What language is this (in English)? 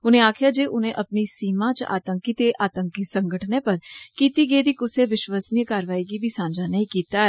Dogri